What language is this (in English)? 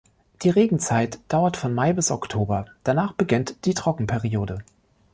German